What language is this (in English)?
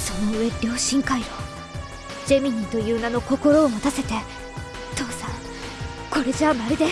Japanese